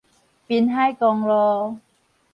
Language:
Min Nan Chinese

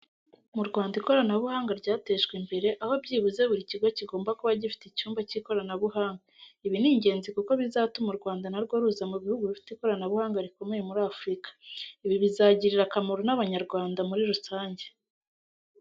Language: Kinyarwanda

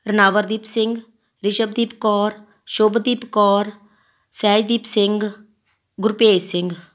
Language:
Punjabi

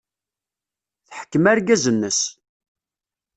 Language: Kabyle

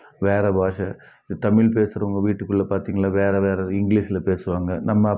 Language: Tamil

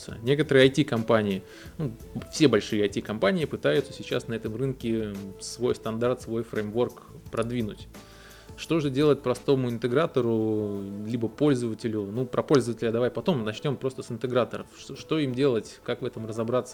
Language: Russian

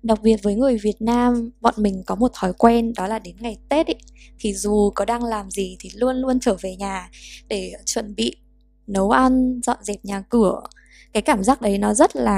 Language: Vietnamese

